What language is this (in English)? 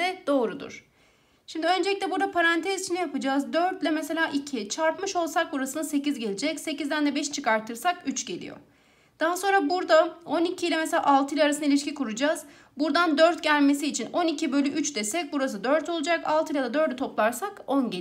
Turkish